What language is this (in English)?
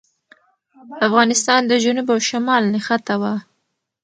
Pashto